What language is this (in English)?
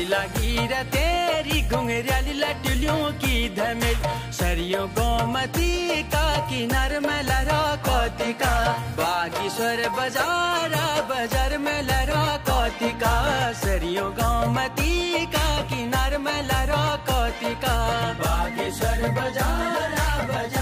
Hindi